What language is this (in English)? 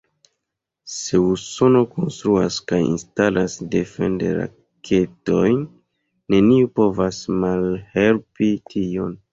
Esperanto